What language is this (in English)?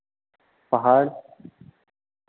Hindi